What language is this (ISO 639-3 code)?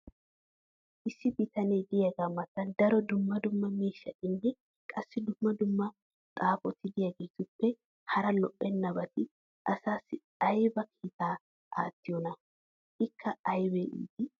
wal